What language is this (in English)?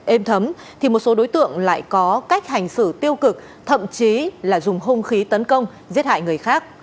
Vietnamese